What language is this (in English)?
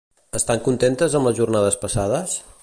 Catalan